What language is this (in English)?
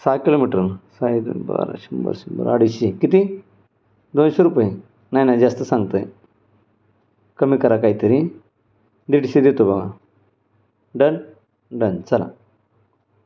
Marathi